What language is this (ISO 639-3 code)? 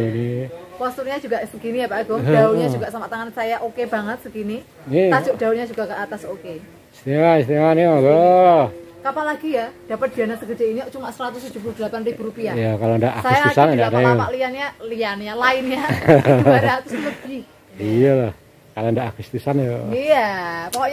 ind